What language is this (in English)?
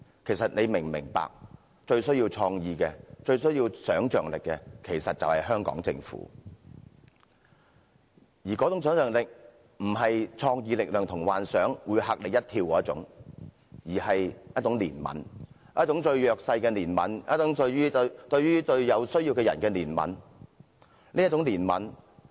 Cantonese